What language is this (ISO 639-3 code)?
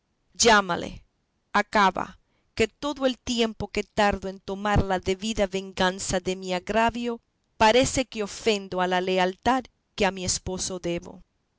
spa